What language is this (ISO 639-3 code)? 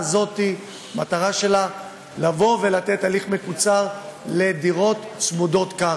heb